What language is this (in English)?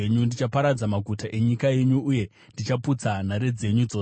Shona